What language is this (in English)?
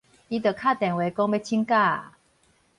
Min Nan Chinese